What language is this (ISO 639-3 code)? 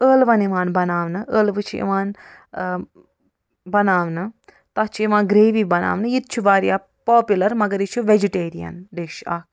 kas